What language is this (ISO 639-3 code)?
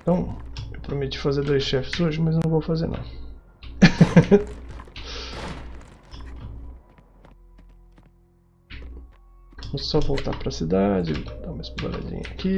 por